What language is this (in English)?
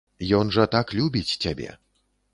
Belarusian